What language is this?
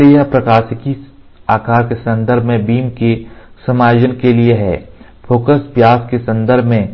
Hindi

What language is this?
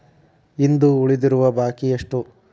Kannada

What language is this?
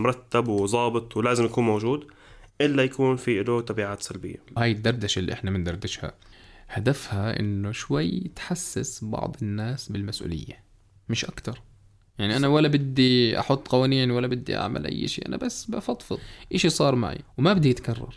Arabic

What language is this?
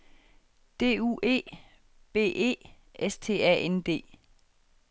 Danish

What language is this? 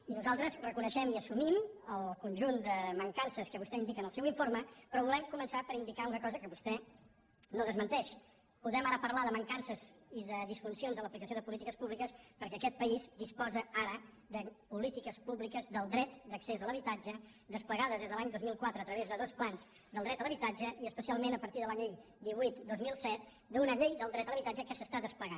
Catalan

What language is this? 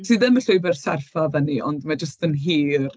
Welsh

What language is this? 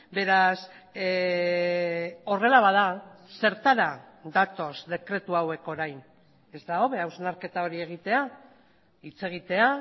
Basque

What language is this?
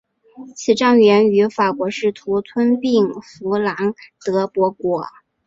Chinese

